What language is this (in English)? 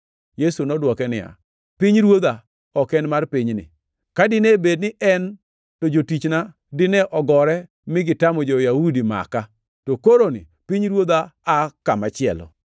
Luo (Kenya and Tanzania)